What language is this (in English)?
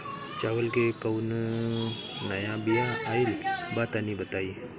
Bhojpuri